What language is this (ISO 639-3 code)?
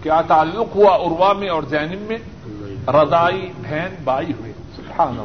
urd